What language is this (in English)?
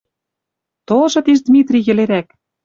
Western Mari